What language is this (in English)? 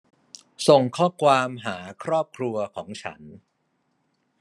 Thai